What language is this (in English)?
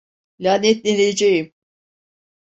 Turkish